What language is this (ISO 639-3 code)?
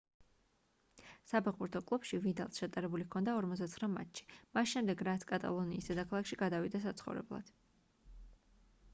kat